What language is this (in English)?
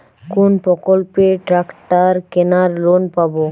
Bangla